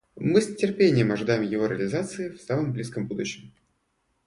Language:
Russian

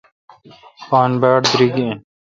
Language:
Kalkoti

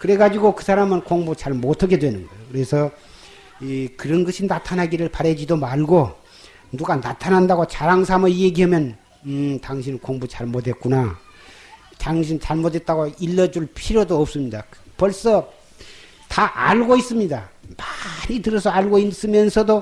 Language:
Korean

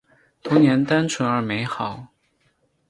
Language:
Chinese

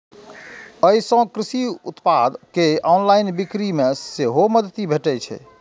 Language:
Maithili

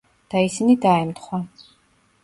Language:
Georgian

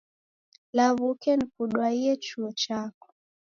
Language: Taita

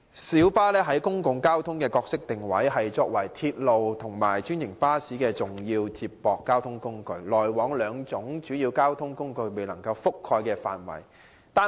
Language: Cantonese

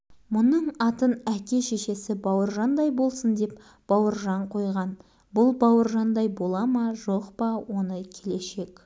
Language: Kazakh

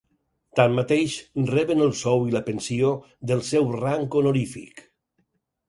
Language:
Catalan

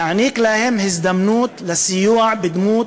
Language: Hebrew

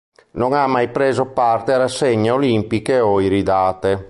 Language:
Italian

